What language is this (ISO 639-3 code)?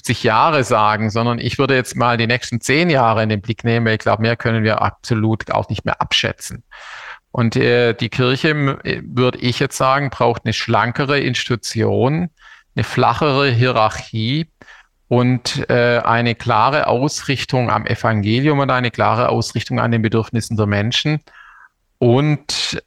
deu